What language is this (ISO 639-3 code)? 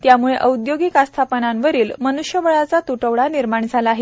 mar